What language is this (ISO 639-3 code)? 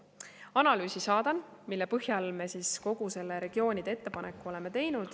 est